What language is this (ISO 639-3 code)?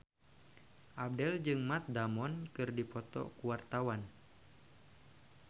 sun